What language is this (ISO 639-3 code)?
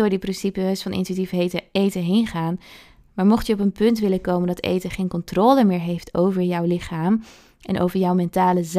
nld